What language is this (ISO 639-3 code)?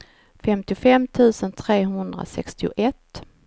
swe